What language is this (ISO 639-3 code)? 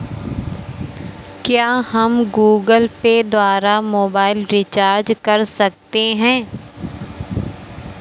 hin